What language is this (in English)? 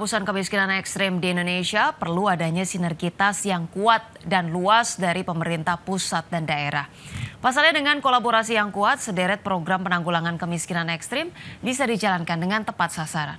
Indonesian